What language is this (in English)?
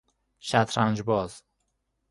Persian